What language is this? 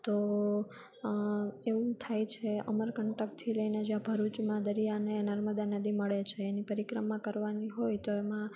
Gujarati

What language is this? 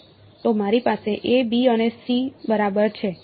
Gujarati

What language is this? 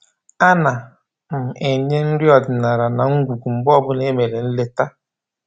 Igbo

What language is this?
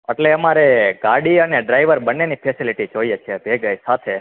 Gujarati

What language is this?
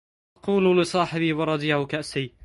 Arabic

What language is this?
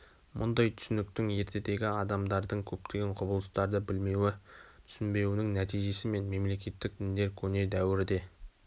Kazakh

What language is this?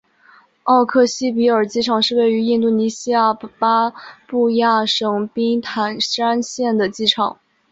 Chinese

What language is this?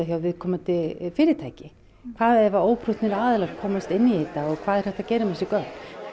Icelandic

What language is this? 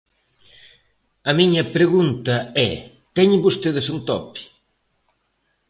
Galician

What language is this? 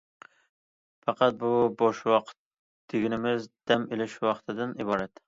Uyghur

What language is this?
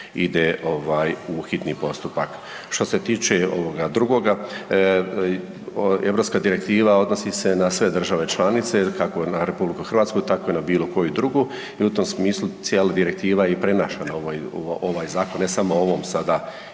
Croatian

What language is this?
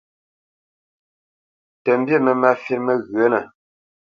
Bamenyam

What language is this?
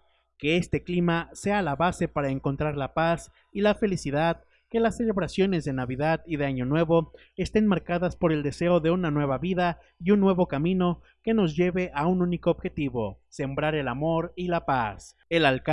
Spanish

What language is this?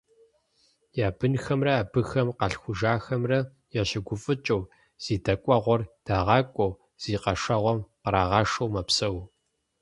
Kabardian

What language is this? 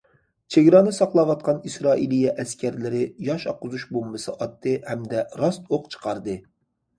Uyghur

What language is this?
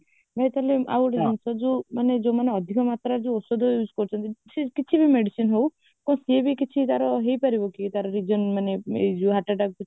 Odia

